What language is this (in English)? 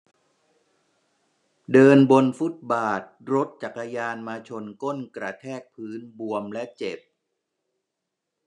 Thai